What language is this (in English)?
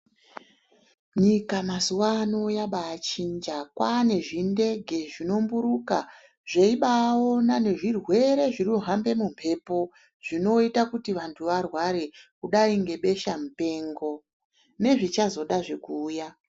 Ndau